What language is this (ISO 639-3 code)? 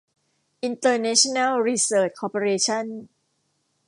tha